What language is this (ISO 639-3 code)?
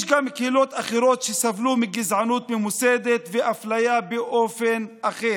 heb